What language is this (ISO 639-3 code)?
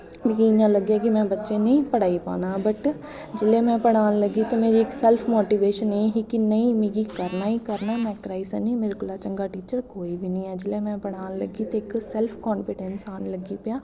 doi